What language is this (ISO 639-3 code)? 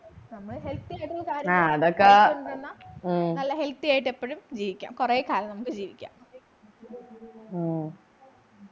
mal